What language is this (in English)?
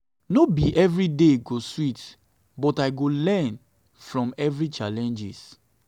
Nigerian Pidgin